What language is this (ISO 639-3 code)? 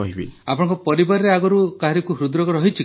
ori